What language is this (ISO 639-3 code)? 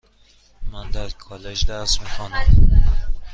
fas